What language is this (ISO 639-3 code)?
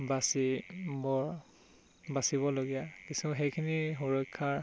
asm